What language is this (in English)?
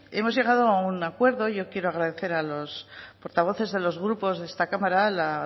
Spanish